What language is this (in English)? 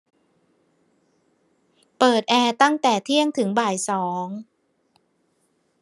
Thai